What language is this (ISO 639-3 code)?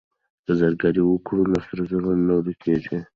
pus